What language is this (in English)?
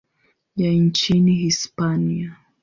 Swahili